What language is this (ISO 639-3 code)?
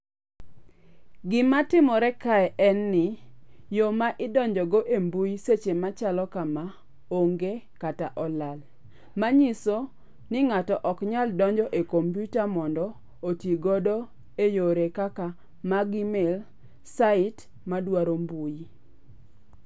luo